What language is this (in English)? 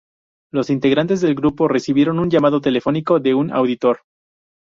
Spanish